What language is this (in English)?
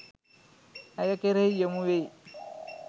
Sinhala